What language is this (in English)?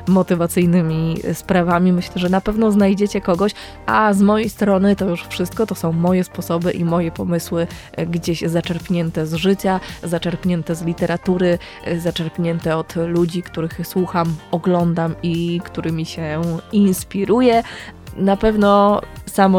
Polish